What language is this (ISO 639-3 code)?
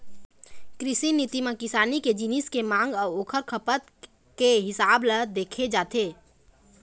hne